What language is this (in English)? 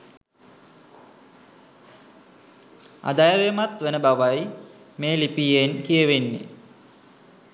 Sinhala